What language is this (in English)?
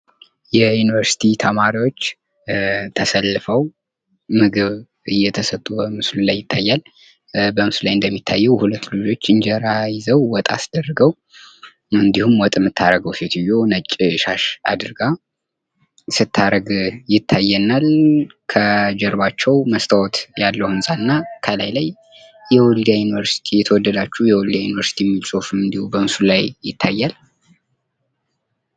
Amharic